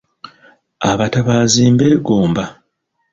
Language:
Ganda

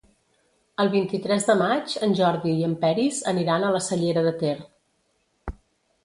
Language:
Catalan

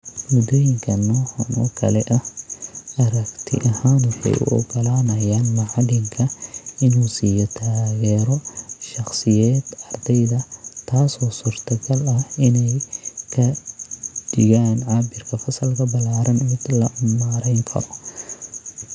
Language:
Somali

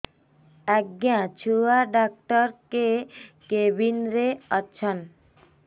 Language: Odia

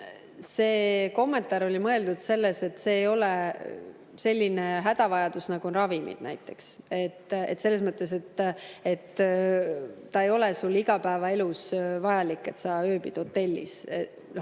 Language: Estonian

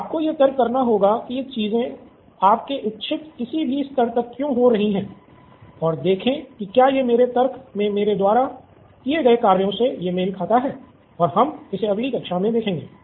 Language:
Hindi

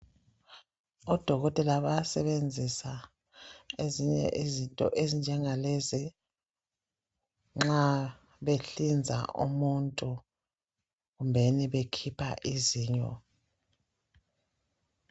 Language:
North Ndebele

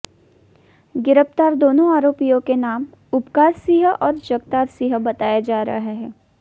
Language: Hindi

